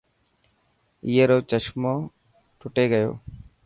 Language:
Dhatki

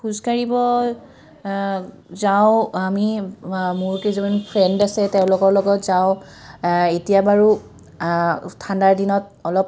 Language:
Assamese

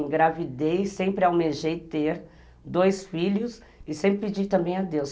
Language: Portuguese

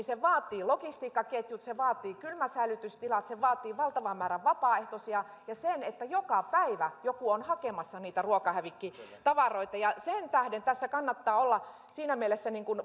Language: Finnish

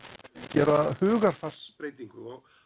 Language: Icelandic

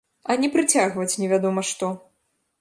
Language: Belarusian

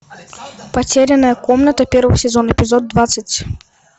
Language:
Russian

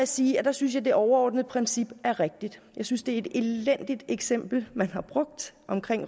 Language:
Danish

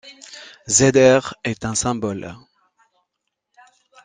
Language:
French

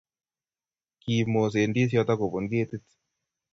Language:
Kalenjin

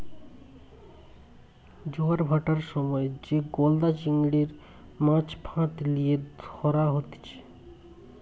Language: Bangla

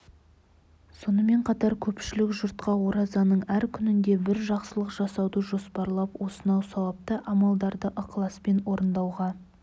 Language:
Kazakh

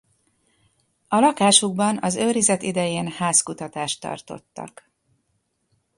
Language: Hungarian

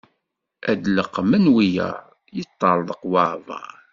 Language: Kabyle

